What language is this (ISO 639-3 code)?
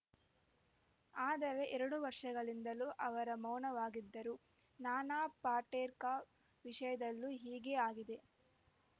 kan